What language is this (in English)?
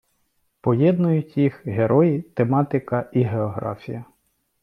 Ukrainian